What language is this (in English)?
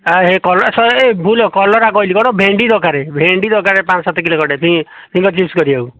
Odia